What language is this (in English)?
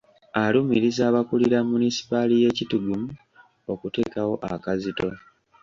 Ganda